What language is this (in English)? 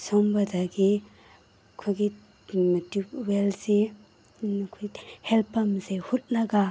Manipuri